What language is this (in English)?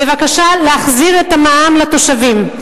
Hebrew